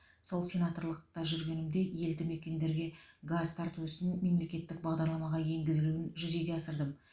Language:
Kazakh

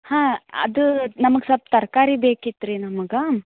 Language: Kannada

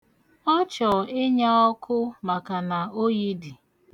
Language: Igbo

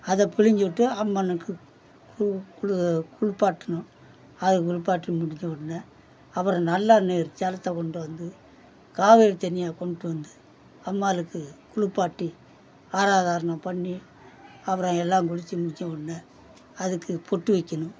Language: Tamil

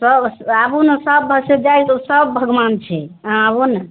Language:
Maithili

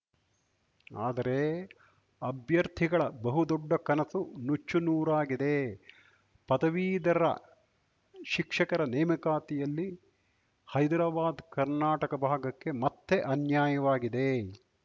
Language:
Kannada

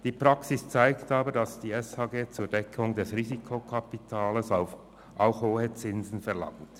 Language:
Swiss German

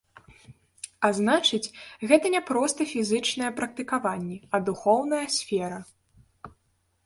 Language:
Belarusian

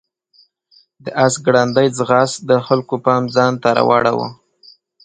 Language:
Pashto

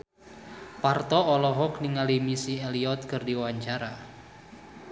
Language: Sundanese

